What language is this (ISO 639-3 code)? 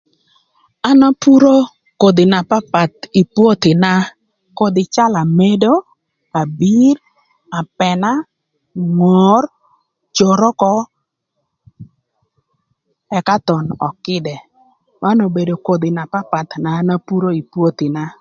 lth